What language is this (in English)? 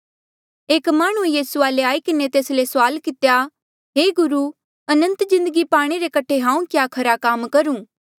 Mandeali